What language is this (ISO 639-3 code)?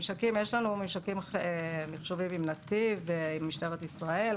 heb